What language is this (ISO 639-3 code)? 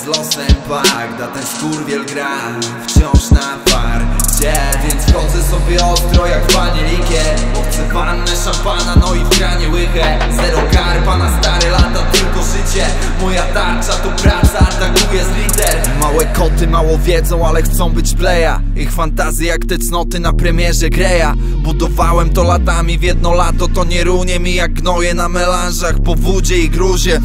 pol